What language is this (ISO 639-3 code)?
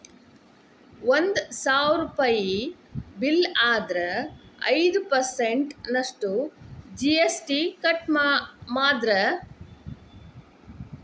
kan